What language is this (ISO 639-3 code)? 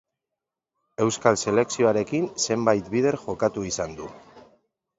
eus